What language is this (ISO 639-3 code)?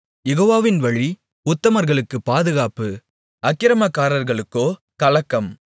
tam